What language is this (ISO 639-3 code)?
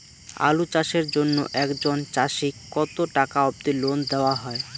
ben